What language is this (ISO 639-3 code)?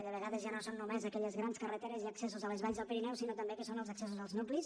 cat